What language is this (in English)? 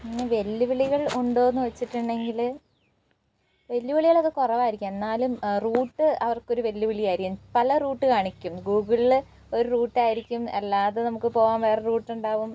Malayalam